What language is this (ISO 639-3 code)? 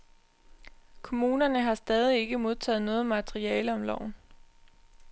dan